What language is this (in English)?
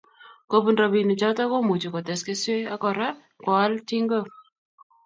Kalenjin